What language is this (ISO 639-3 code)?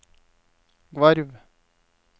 nor